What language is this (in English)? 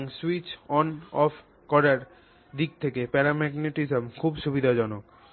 Bangla